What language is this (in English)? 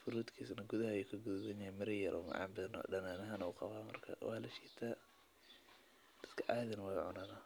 Somali